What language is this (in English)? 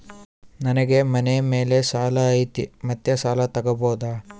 Kannada